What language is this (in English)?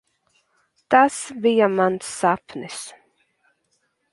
Latvian